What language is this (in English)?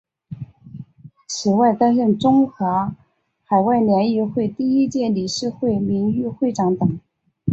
Chinese